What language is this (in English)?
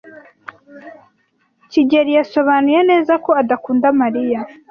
Kinyarwanda